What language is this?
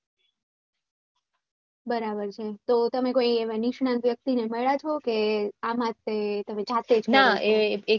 Gujarati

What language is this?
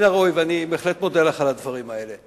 Hebrew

